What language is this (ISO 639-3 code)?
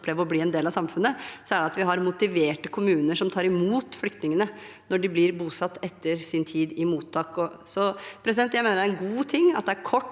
nor